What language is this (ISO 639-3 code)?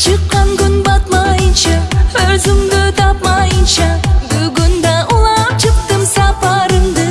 tur